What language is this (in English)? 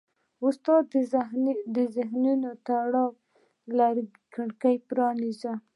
Pashto